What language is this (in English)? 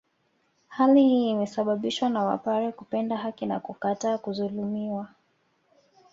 Swahili